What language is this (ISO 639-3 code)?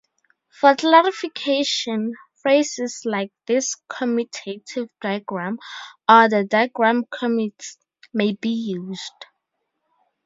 eng